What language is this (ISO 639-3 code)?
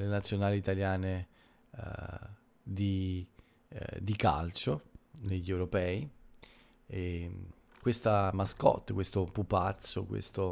ita